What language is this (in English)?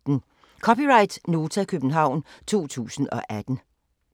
Danish